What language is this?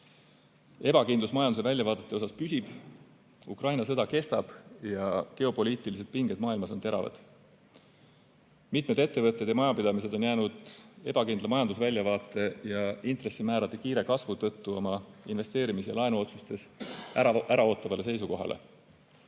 Estonian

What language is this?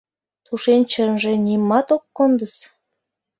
Mari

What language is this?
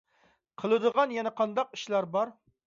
Uyghur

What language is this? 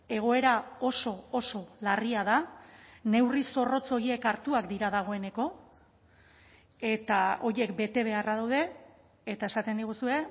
Basque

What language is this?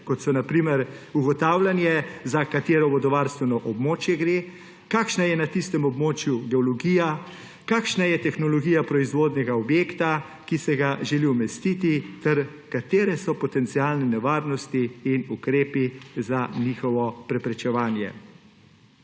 Slovenian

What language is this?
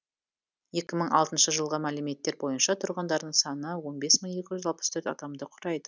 Kazakh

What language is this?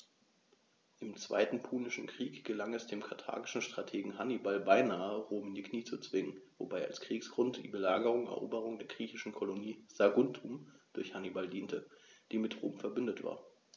German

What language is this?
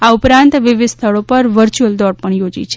Gujarati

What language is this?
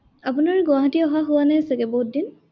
Assamese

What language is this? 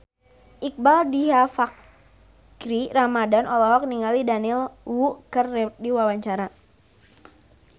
Sundanese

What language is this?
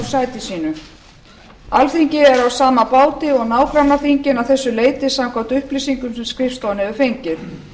Icelandic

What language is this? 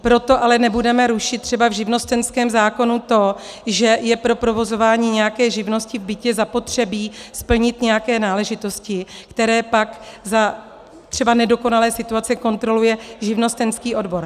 Czech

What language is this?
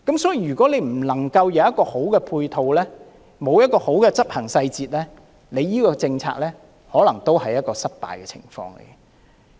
Cantonese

